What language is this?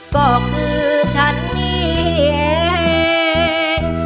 Thai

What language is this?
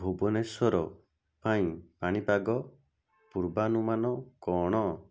Odia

